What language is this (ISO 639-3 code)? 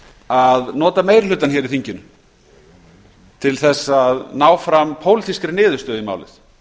isl